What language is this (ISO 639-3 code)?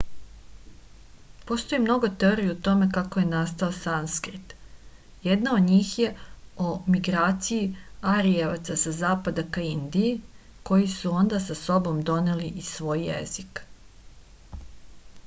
srp